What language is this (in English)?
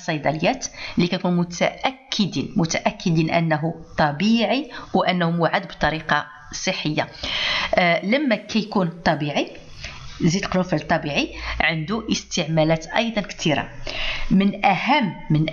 Arabic